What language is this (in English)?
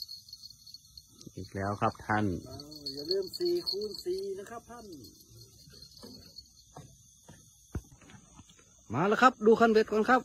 Thai